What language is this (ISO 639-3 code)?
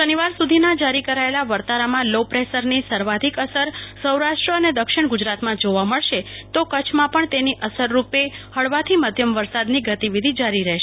guj